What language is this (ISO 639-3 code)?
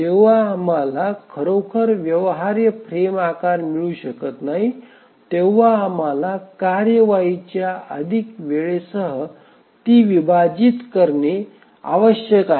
mar